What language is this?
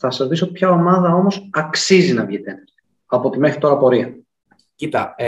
Greek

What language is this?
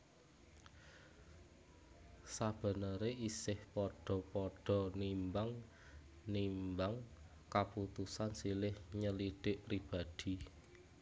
Javanese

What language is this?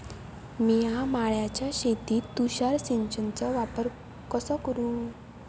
Marathi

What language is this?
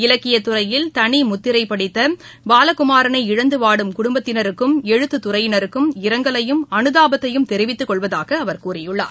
Tamil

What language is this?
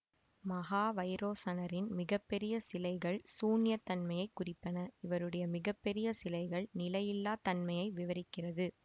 Tamil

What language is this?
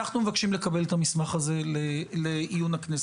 Hebrew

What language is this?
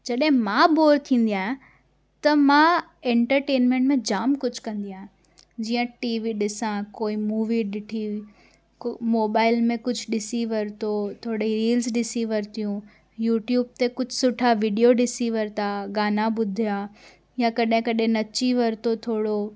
Sindhi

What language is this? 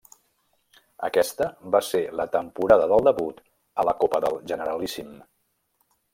Catalan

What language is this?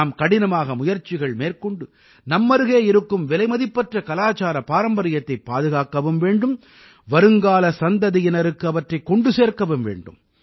Tamil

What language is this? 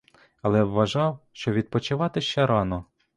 Ukrainian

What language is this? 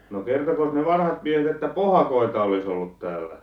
Finnish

